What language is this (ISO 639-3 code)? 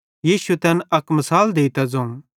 bhd